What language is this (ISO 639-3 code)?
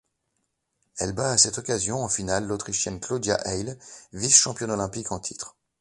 fra